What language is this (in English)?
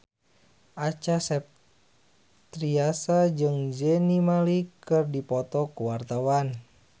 Sundanese